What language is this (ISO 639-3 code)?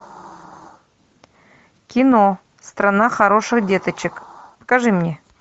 rus